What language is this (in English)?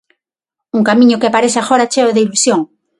Galician